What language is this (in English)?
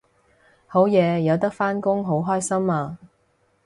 Cantonese